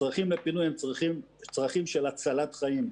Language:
Hebrew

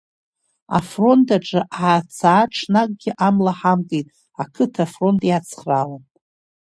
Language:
Abkhazian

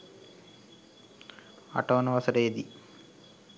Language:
Sinhala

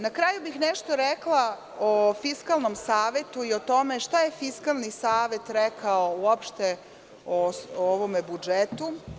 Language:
Serbian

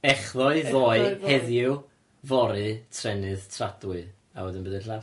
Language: Welsh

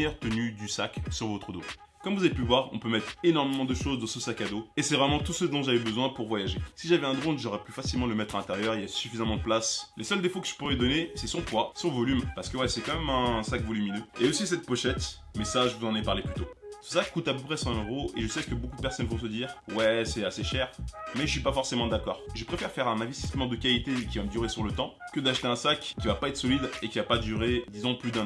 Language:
French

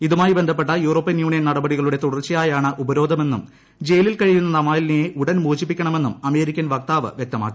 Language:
Malayalam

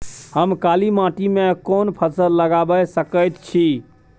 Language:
Maithili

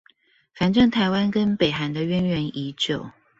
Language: Chinese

